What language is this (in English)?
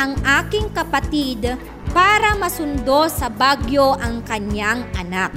Filipino